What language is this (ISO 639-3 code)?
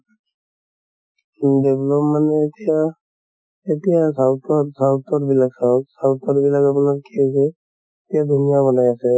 asm